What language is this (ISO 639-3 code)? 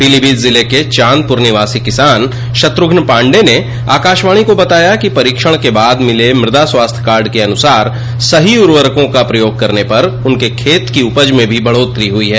hin